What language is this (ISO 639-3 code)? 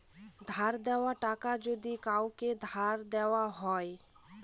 ben